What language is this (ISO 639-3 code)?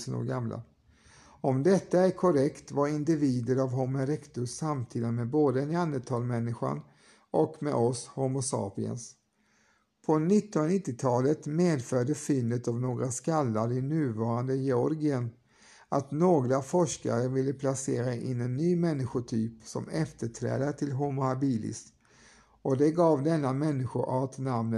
swe